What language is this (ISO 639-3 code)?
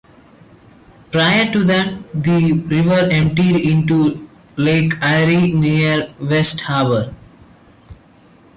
eng